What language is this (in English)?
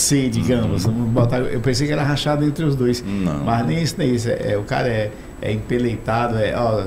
Portuguese